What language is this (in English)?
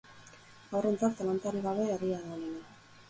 Basque